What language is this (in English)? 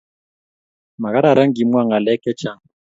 Kalenjin